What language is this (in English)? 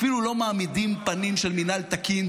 Hebrew